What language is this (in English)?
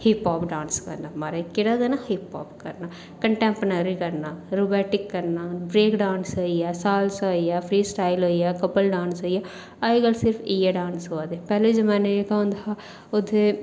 Dogri